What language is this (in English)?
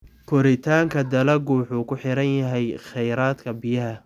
Somali